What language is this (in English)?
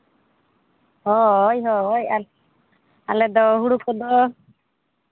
Santali